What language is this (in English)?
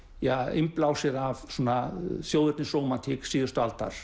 Icelandic